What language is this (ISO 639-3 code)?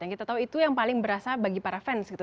ind